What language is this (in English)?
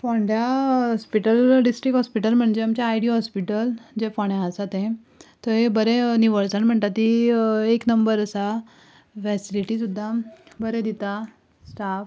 Konkani